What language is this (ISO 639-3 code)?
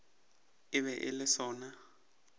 nso